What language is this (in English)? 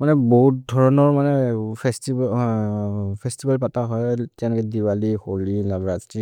Maria (India)